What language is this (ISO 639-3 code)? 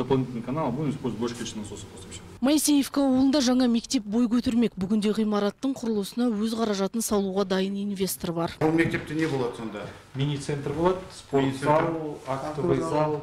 rus